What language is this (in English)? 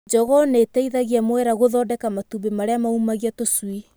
Kikuyu